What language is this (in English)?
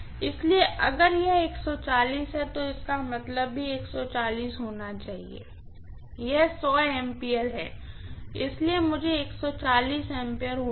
Hindi